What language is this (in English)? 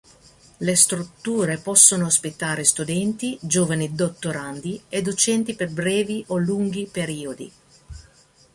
Italian